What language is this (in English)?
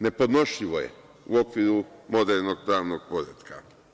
Serbian